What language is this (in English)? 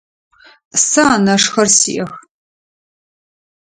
Adyghe